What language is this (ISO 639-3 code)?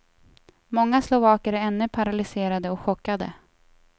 swe